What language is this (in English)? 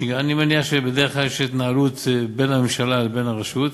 Hebrew